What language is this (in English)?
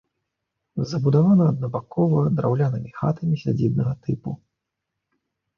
Belarusian